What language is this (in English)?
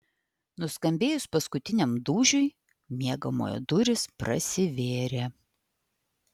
Lithuanian